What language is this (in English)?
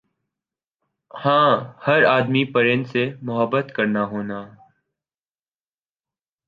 Urdu